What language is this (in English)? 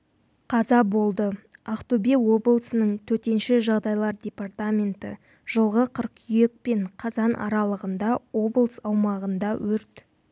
Kazakh